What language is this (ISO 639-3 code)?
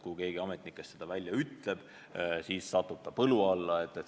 est